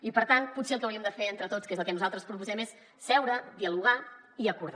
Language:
Catalan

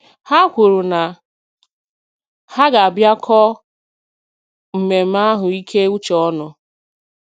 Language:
Igbo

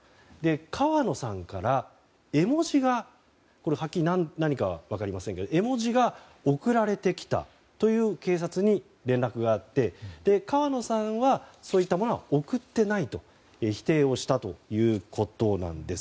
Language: Japanese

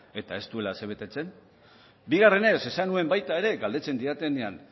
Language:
Basque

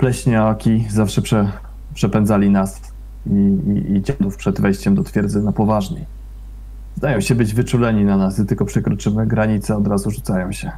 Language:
Polish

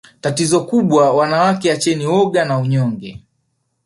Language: Swahili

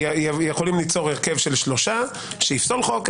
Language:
Hebrew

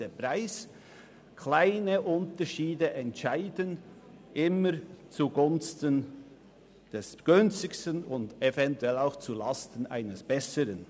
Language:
Swiss German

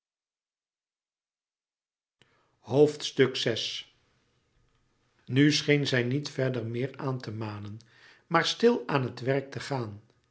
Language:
Dutch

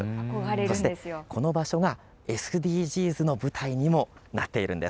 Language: Japanese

